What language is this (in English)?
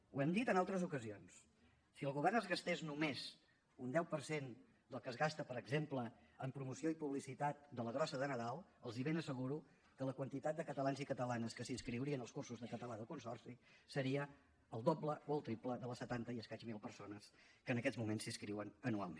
Catalan